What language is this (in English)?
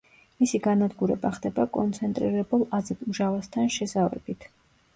Georgian